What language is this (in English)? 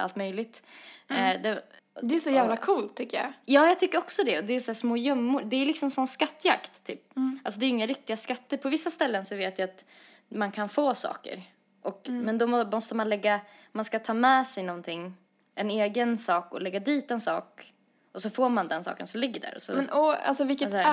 Swedish